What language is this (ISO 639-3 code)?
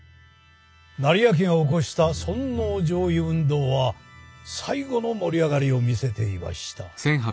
jpn